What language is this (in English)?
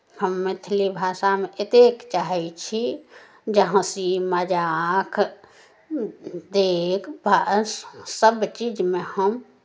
Maithili